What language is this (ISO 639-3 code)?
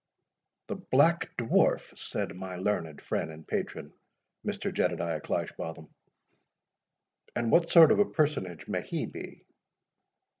eng